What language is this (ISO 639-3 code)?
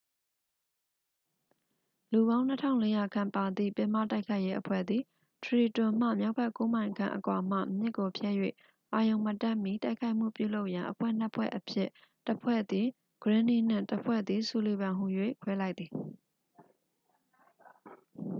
mya